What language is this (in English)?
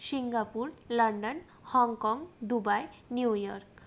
Bangla